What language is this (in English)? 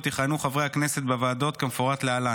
Hebrew